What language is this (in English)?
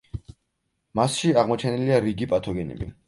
Georgian